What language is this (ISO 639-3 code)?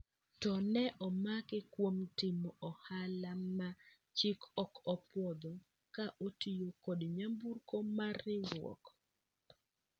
luo